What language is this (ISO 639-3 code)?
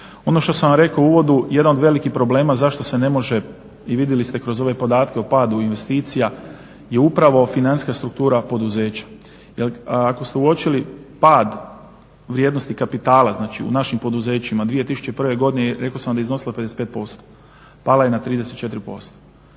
hrv